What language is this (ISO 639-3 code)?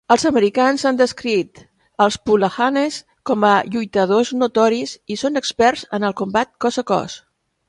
cat